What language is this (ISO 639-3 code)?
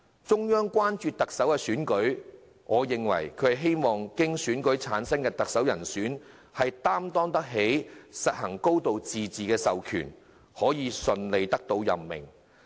yue